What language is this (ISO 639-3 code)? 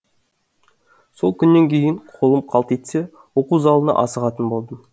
kaz